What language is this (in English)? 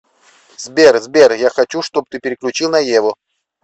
Russian